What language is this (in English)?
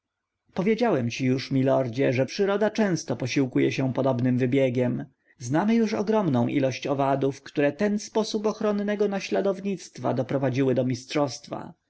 Polish